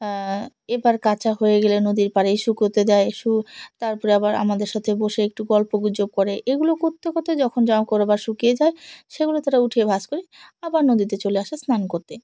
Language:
Bangla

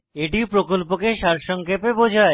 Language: Bangla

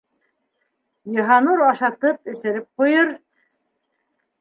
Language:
Bashkir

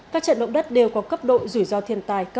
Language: Vietnamese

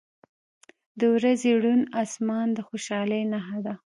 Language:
Pashto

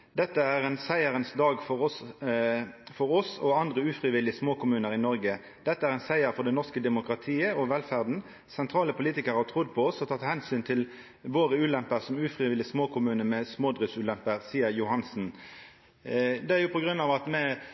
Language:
Norwegian Nynorsk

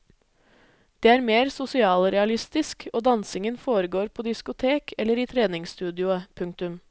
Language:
Norwegian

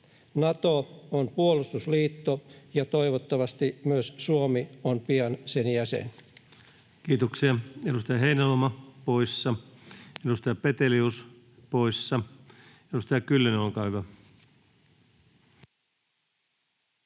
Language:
Finnish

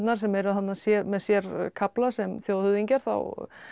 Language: Icelandic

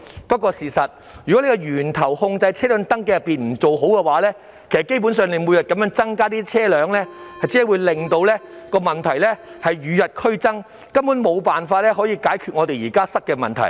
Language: Cantonese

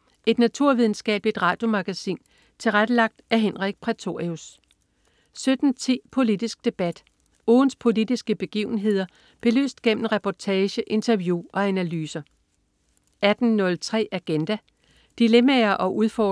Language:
Danish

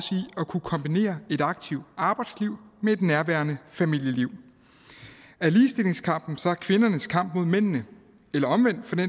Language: Danish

